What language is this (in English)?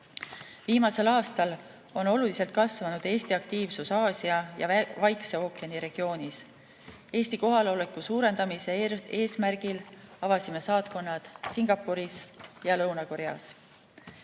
Estonian